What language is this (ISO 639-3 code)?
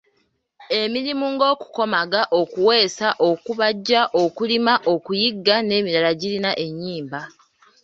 lug